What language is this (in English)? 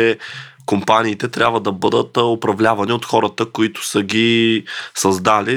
Bulgarian